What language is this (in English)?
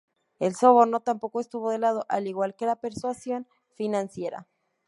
Spanish